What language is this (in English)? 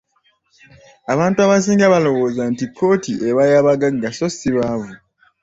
Ganda